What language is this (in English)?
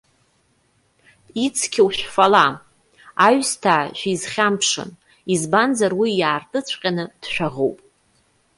Abkhazian